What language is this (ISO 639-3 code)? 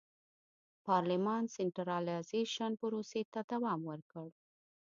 pus